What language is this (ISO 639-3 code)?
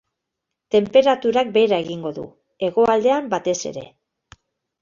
eus